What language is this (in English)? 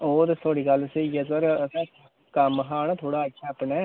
Dogri